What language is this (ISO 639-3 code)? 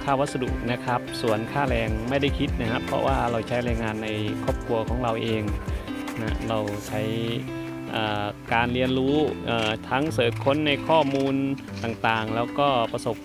tha